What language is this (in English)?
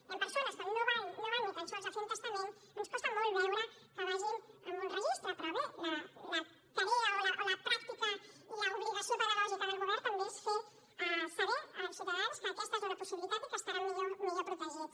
Catalan